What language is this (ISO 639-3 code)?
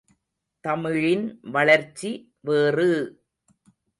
tam